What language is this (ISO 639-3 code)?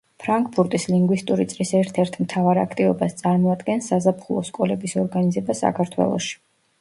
kat